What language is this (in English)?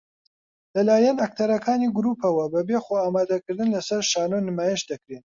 Central Kurdish